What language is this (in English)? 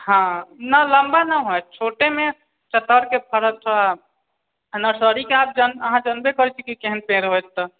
Maithili